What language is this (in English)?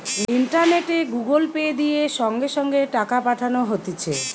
Bangla